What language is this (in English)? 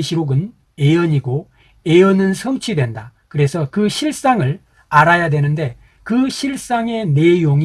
Korean